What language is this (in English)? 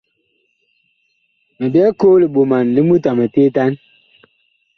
Bakoko